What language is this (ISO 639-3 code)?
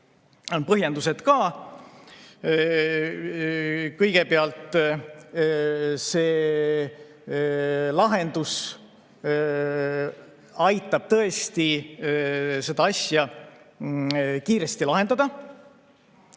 est